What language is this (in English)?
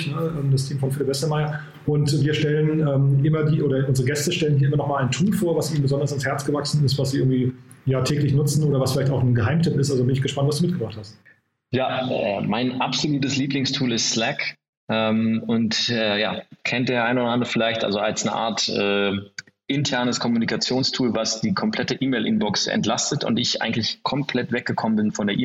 German